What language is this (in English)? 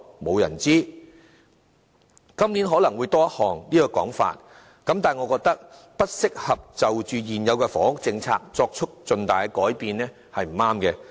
Cantonese